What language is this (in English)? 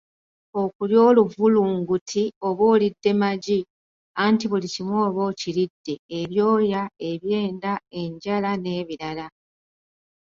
Ganda